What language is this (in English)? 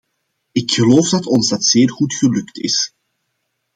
Dutch